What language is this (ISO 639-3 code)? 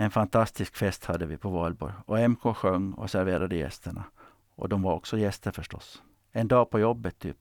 swe